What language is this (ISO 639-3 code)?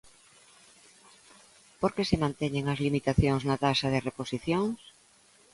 glg